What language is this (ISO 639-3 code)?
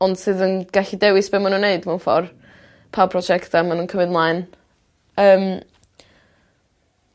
cym